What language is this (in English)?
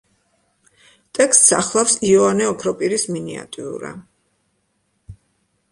Georgian